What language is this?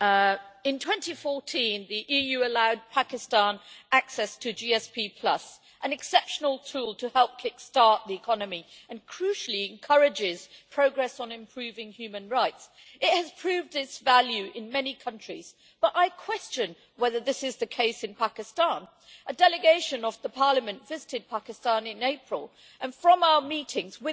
English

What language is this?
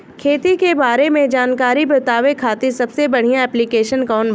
Bhojpuri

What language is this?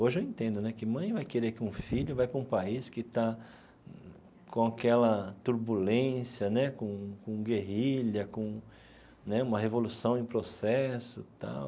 Portuguese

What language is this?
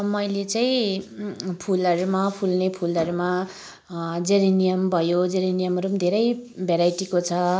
Nepali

